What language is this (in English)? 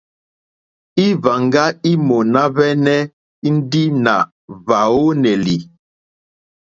Mokpwe